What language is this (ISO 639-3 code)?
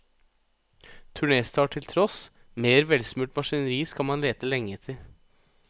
nor